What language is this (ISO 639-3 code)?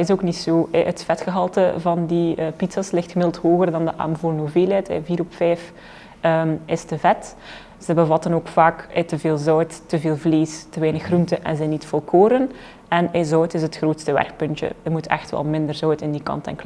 nld